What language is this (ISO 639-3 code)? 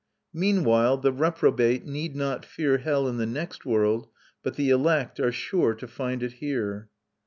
eng